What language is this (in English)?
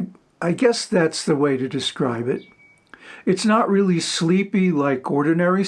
English